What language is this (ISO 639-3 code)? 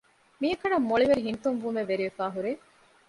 div